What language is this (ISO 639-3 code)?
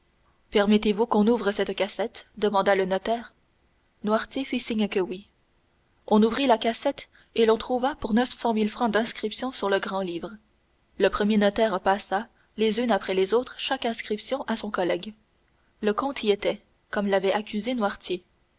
fra